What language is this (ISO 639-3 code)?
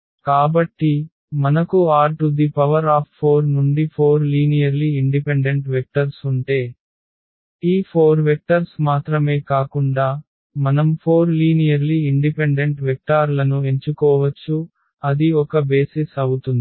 tel